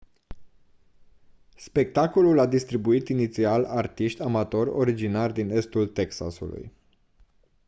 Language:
Romanian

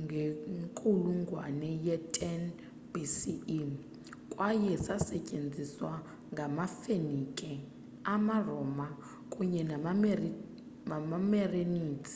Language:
Xhosa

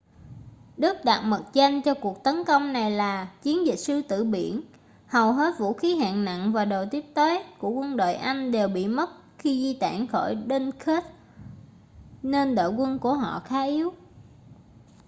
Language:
Vietnamese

